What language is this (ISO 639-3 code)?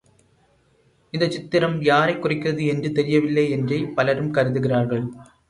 tam